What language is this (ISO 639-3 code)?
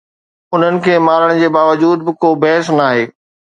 snd